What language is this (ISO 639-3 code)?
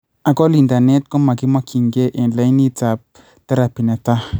kln